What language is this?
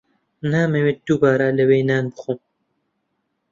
Central Kurdish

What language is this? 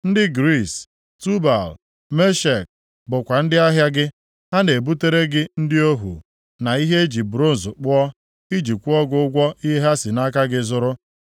Igbo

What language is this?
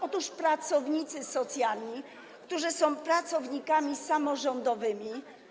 Polish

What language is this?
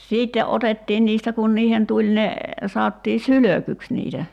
Finnish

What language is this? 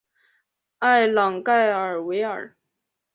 Chinese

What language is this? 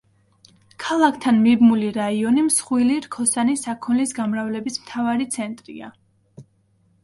Georgian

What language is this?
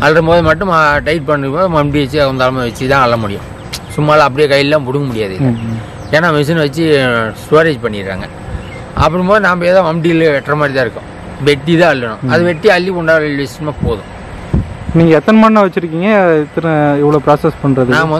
Korean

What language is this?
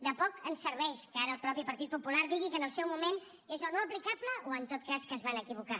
Catalan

